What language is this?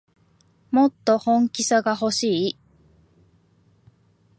Japanese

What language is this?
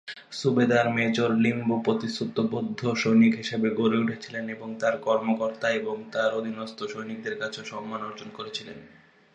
Bangla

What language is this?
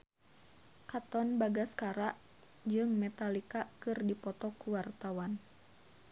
Sundanese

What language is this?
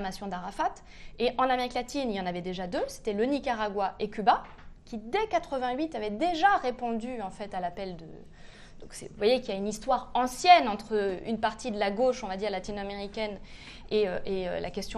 French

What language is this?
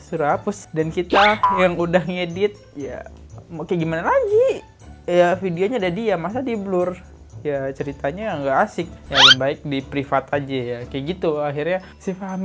Indonesian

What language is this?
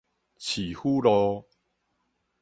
Min Nan Chinese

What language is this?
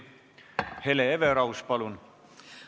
Estonian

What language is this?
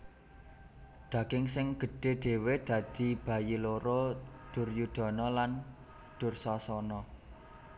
Javanese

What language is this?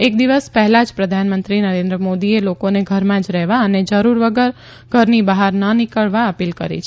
Gujarati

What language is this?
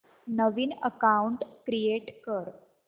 Marathi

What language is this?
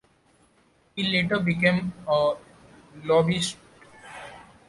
English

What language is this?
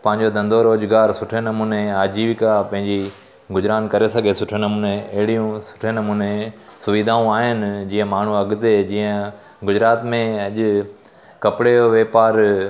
Sindhi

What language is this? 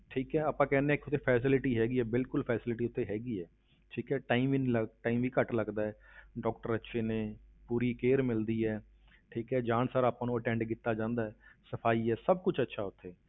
Punjabi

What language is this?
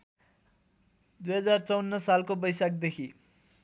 Nepali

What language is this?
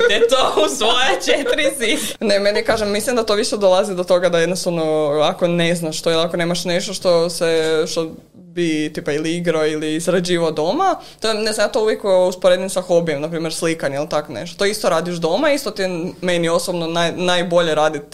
Croatian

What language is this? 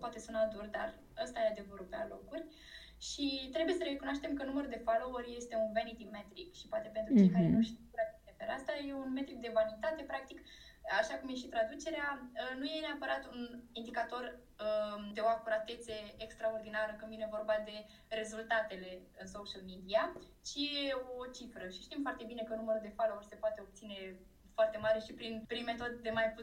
Romanian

